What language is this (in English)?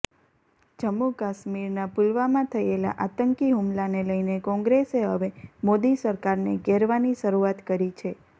Gujarati